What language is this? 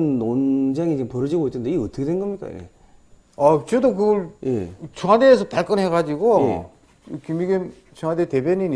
Korean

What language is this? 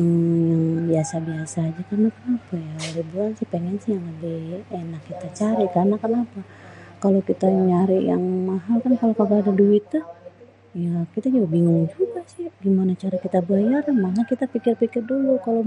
Betawi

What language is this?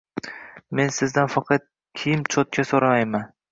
Uzbek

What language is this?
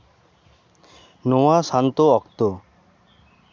Santali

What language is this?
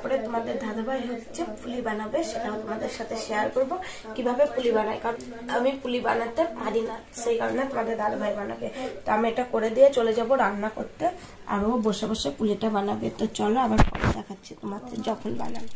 Bangla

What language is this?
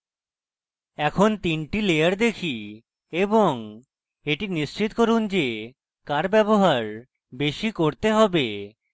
Bangla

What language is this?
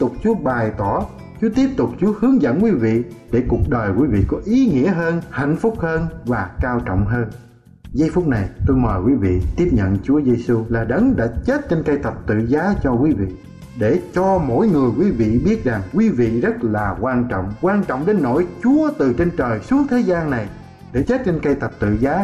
Vietnamese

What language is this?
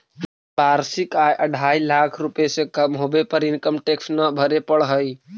Magahi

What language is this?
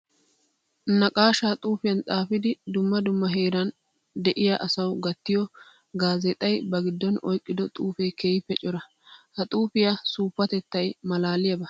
Wolaytta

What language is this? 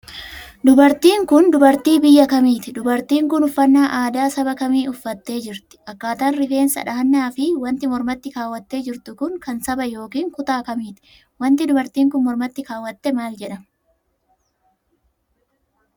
Oromo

